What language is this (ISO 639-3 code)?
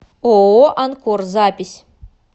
rus